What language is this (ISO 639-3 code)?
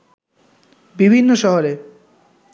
ben